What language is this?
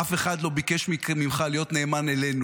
Hebrew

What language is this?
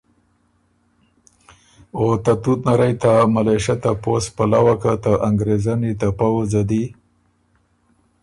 Ormuri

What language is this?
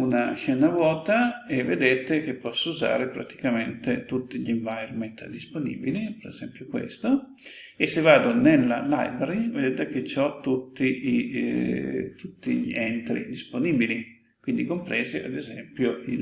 Italian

